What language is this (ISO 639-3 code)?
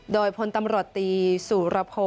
tha